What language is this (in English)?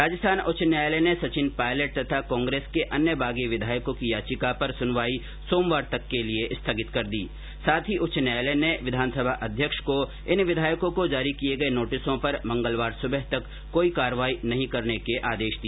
Hindi